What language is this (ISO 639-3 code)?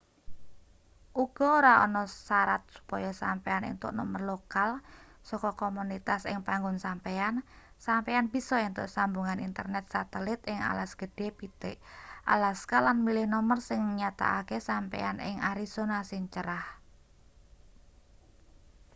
jav